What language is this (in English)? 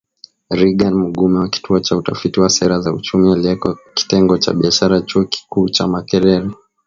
Swahili